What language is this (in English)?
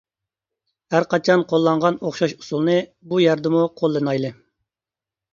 Uyghur